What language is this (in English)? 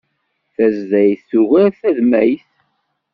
Kabyle